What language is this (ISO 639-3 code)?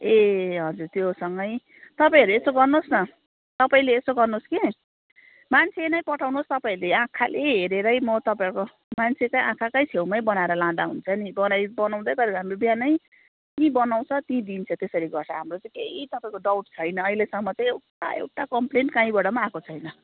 nep